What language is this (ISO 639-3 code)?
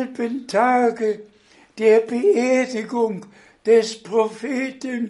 deu